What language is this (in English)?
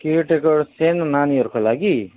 Nepali